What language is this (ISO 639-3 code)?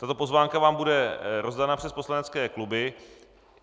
ces